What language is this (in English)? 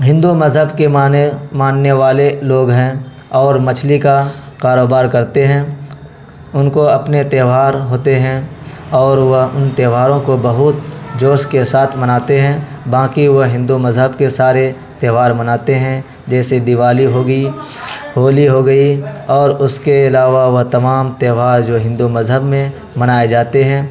Urdu